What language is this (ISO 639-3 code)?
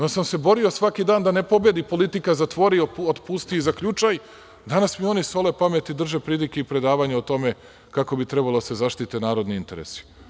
srp